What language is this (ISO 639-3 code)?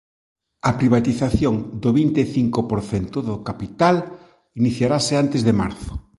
glg